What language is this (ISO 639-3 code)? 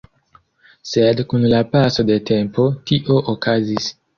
epo